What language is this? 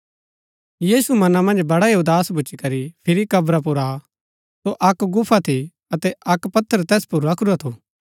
Gaddi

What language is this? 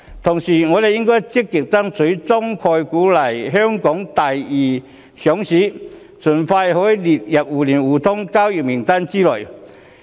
Cantonese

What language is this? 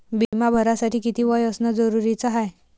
Marathi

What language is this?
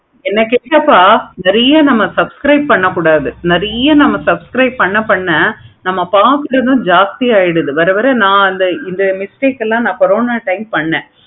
Tamil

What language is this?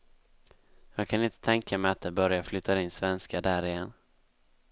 Swedish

